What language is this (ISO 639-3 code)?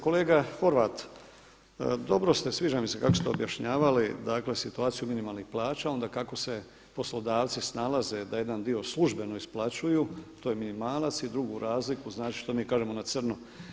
hrv